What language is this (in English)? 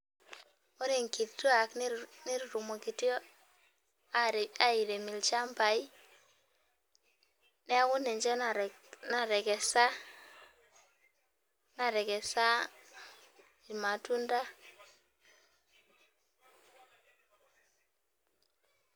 Masai